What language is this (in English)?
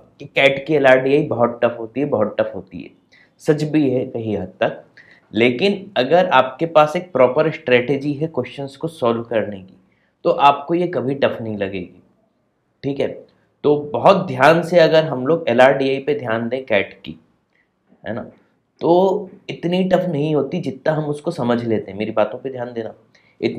Hindi